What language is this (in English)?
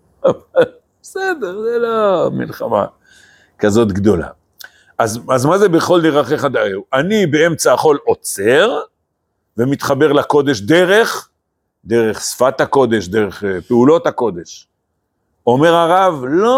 Hebrew